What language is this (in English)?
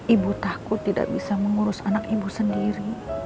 Indonesian